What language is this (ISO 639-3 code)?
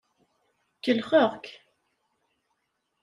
kab